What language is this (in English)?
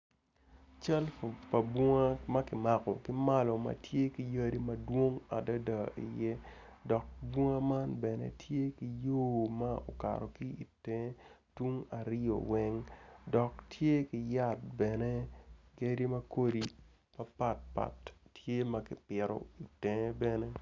Acoli